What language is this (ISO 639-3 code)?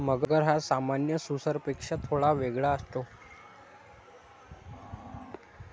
mar